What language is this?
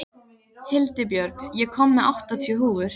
Icelandic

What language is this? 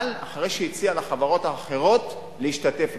Hebrew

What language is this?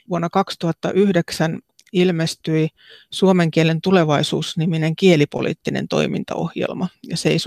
Finnish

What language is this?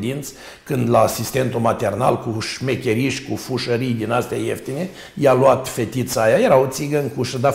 Romanian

